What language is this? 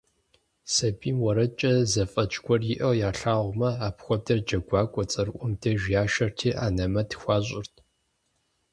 Kabardian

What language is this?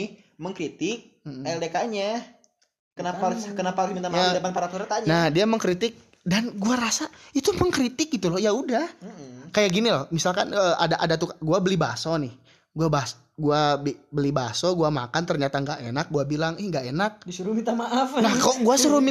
Indonesian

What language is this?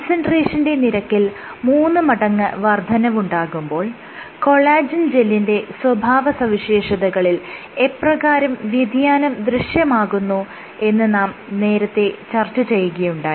Malayalam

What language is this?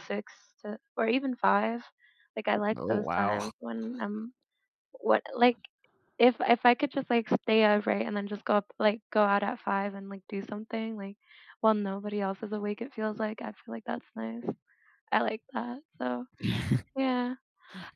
English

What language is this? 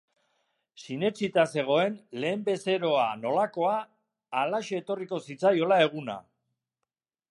Basque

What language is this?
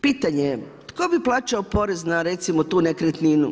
Croatian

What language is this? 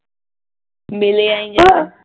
Punjabi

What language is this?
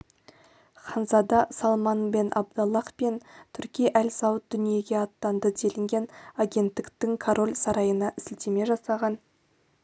Kazakh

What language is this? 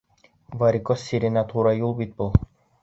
Bashkir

